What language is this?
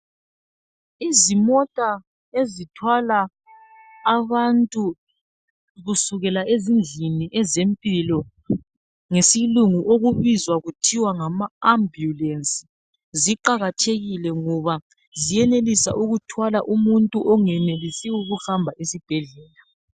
North Ndebele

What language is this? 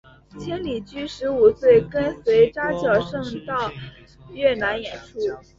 Chinese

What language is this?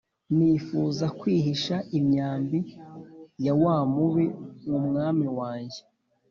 Kinyarwanda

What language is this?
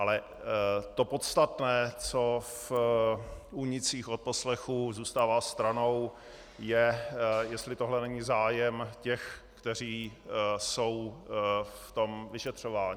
Czech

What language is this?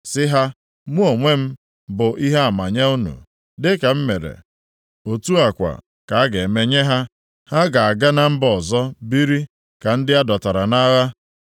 Igbo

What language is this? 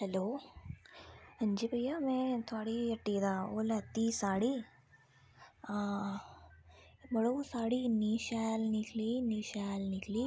Dogri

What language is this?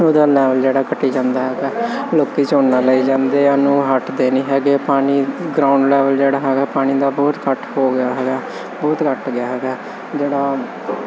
Punjabi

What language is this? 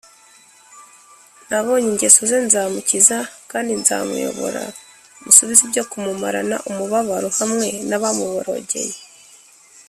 Kinyarwanda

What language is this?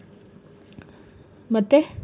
Kannada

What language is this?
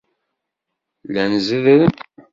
Kabyle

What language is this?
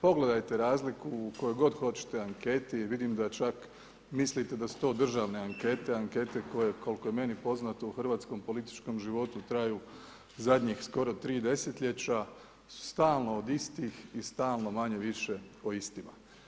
Croatian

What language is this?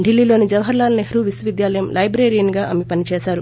Telugu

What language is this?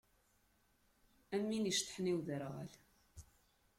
Kabyle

